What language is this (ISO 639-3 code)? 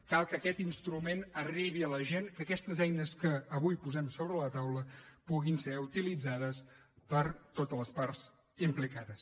cat